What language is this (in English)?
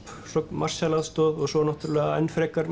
Icelandic